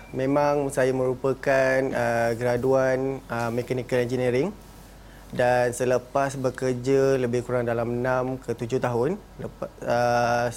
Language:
Malay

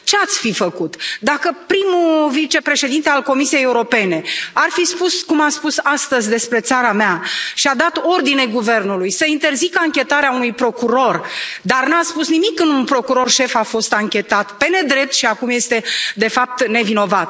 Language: Romanian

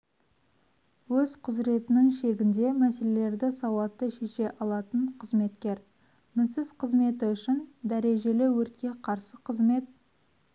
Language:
Kazakh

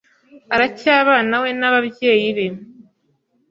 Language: Kinyarwanda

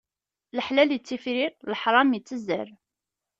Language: Kabyle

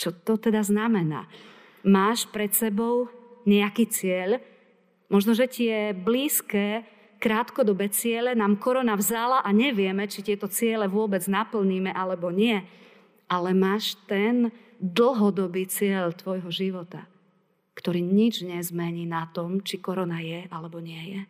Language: Slovak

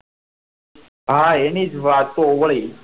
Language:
Gujarati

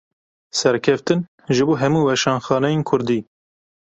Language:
Kurdish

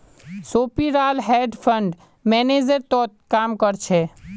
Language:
Magahi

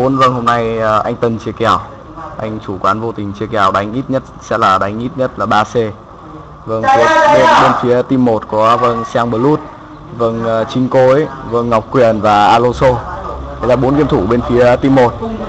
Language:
Vietnamese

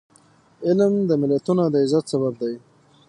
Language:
Pashto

